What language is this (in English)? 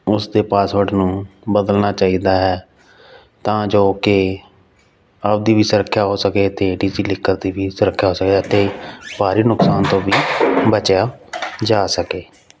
Punjabi